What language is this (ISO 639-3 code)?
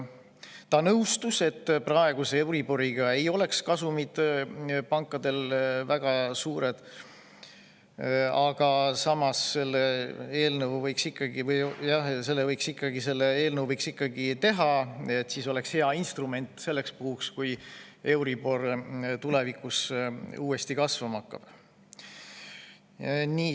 est